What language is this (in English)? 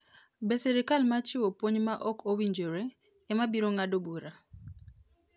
Luo (Kenya and Tanzania)